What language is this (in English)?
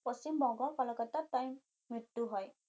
Assamese